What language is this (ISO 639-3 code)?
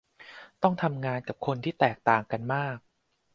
tha